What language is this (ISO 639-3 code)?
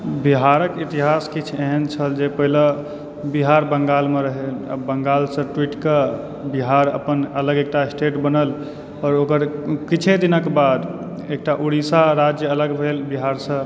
mai